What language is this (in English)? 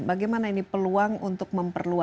Indonesian